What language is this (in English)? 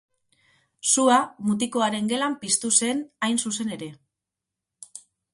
Basque